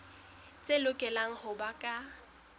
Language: Southern Sotho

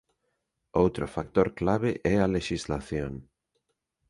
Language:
Galician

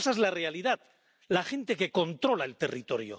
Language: Spanish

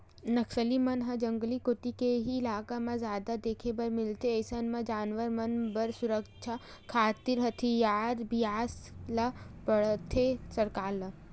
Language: Chhattisgarhi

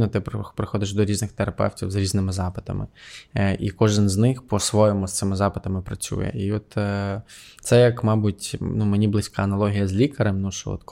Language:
Ukrainian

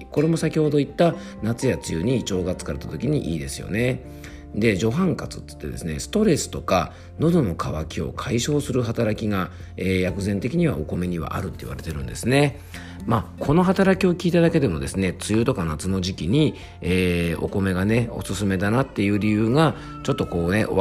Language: Japanese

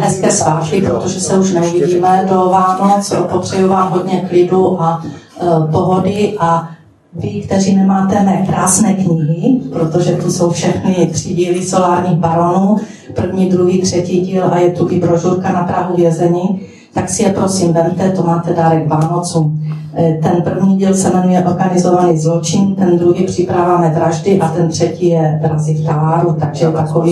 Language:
Czech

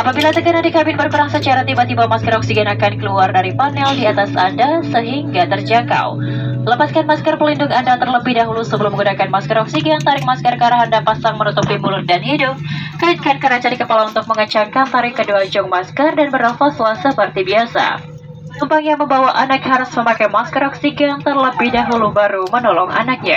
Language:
Indonesian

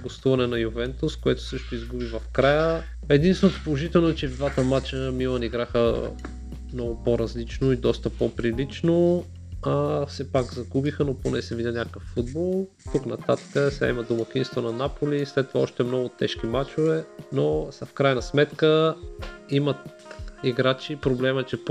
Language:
Bulgarian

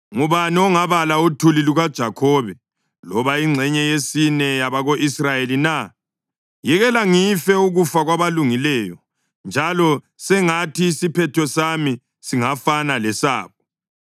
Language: North Ndebele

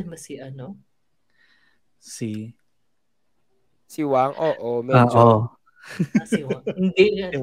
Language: Filipino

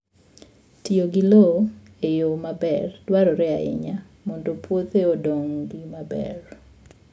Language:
Luo (Kenya and Tanzania)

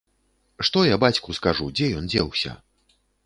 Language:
Belarusian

